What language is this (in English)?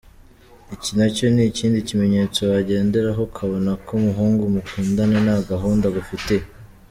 Kinyarwanda